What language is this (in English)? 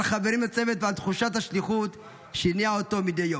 Hebrew